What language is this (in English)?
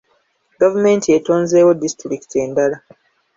Ganda